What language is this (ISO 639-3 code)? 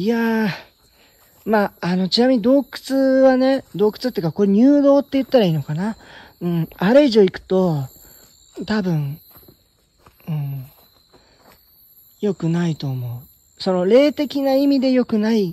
jpn